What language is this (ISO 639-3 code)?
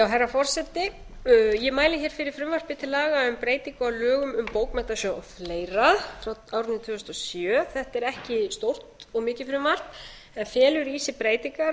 isl